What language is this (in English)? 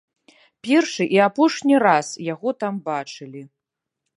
Belarusian